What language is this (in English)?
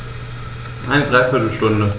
German